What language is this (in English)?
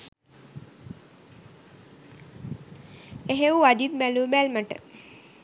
Sinhala